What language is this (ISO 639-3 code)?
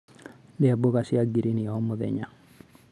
kik